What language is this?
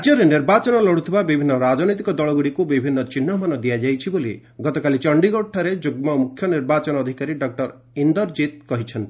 Odia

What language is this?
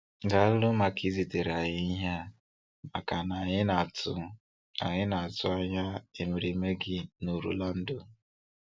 Igbo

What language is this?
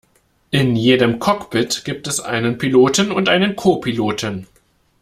German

